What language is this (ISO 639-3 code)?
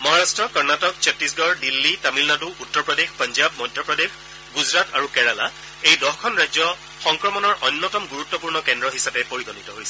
asm